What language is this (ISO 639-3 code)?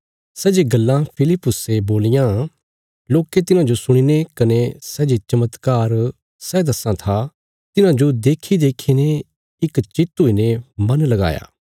kfs